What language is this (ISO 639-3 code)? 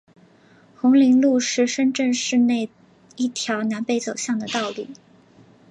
zho